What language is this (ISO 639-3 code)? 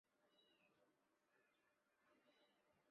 zho